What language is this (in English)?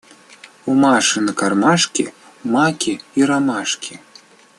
Russian